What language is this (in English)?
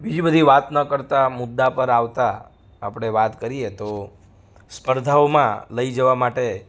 Gujarati